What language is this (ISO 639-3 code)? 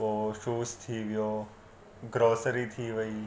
snd